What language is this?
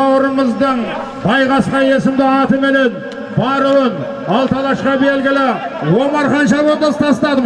Turkish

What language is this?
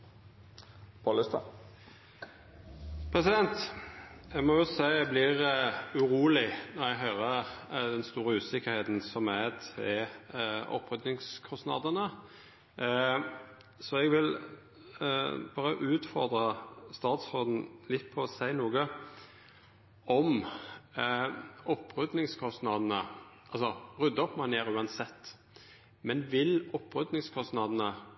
Norwegian Nynorsk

